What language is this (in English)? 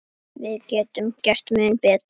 Icelandic